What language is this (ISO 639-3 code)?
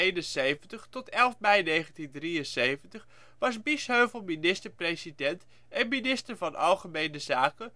nld